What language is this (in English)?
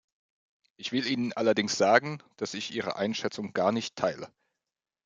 German